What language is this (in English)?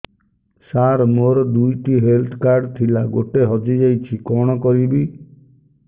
Odia